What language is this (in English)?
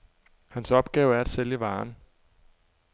Danish